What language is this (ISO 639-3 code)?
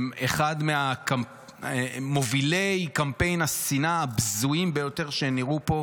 heb